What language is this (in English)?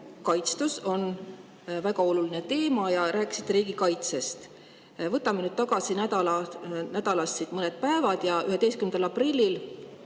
Estonian